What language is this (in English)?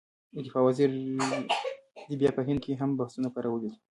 Pashto